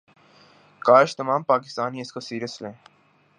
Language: Urdu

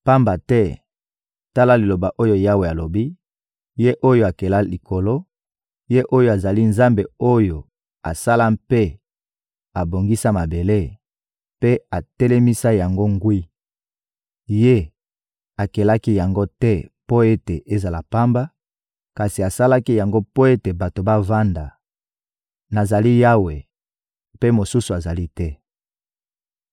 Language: Lingala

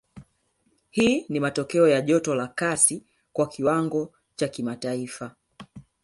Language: Swahili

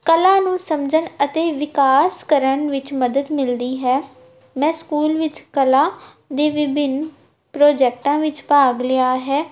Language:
Punjabi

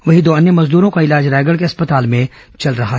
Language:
Hindi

